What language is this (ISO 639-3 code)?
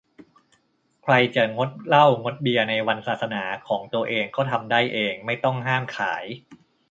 tha